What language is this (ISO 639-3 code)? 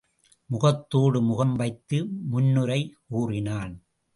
tam